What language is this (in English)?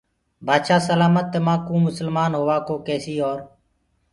Gurgula